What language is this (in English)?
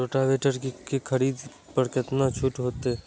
Maithili